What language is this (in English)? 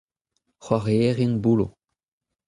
Breton